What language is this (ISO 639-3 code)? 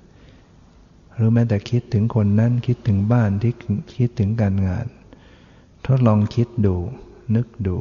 tha